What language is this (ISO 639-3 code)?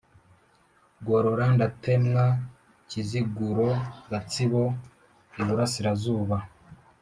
kin